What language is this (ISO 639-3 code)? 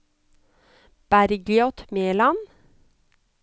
nor